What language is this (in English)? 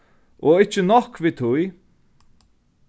Faroese